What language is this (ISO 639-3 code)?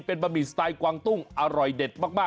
tha